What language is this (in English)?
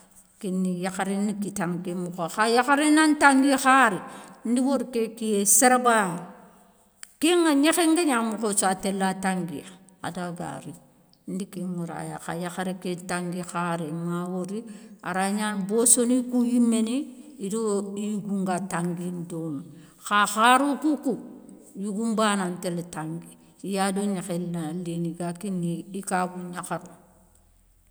Soninke